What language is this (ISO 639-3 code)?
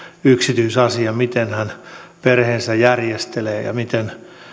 fin